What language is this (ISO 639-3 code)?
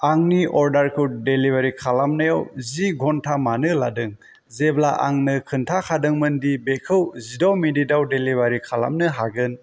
brx